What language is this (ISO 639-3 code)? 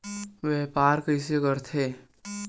hne